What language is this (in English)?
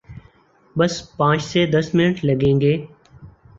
Urdu